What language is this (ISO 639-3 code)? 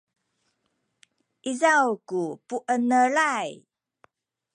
szy